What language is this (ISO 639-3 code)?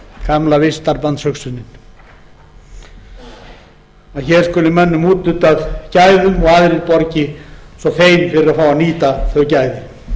isl